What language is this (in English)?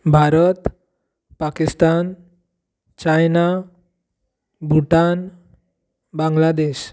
Konkani